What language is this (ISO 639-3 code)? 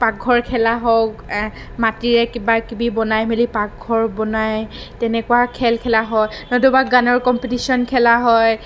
asm